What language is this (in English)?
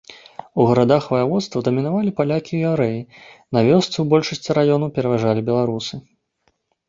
Belarusian